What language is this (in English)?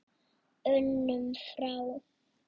Icelandic